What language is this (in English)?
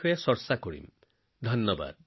Assamese